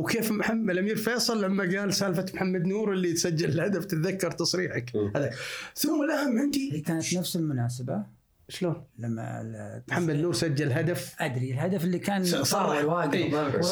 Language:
Arabic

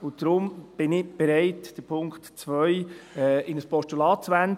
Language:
Swiss German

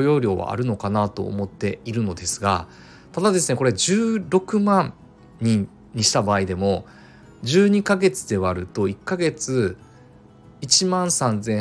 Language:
Japanese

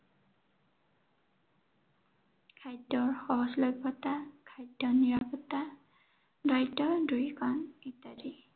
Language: Assamese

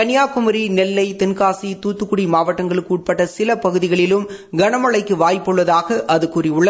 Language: Tamil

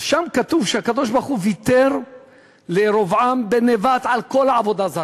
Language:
Hebrew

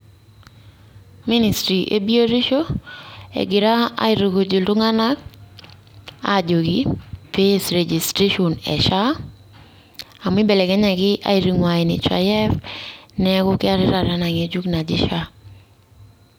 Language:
Masai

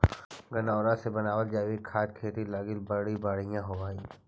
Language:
Magahi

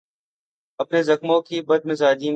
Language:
Urdu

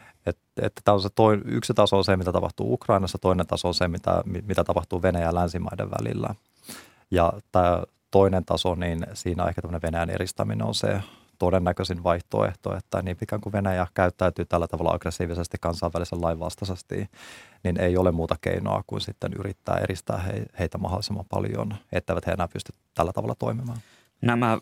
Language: Finnish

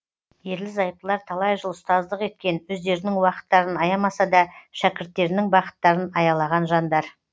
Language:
Kazakh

